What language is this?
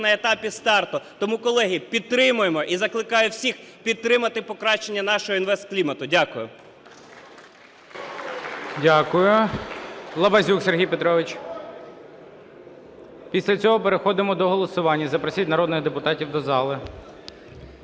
Ukrainian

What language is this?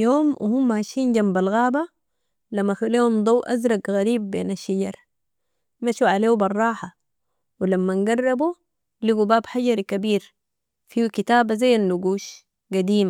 Sudanese Arabic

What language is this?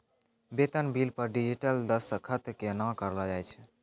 Maithili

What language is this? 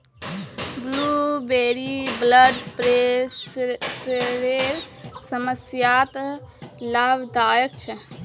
Magahi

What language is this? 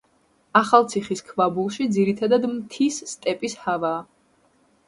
Georgian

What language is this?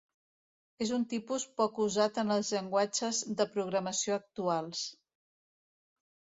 Catalan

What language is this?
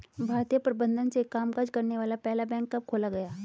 Hindi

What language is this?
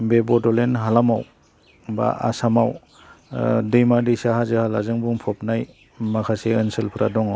Bodo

